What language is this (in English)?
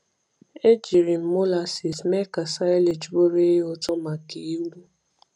Igbo